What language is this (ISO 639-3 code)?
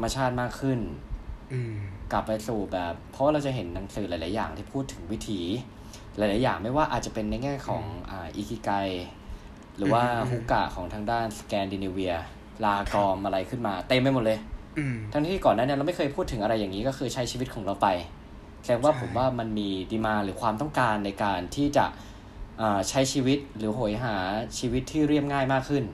tha